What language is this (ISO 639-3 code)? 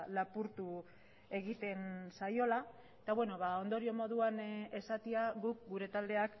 eus